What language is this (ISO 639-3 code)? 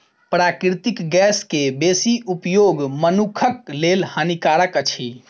mai